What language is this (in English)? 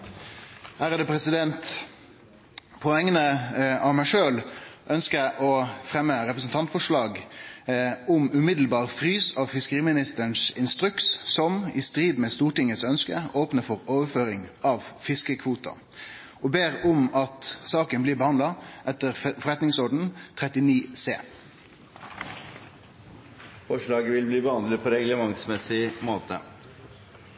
Norwegian Nynorsk